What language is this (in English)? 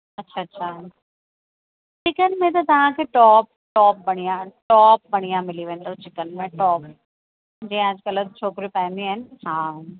Sindhi